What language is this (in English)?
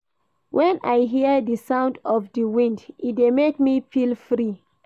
Nigerian Pidgin